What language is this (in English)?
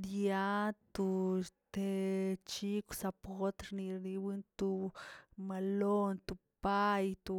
Tilquiapan Zapotec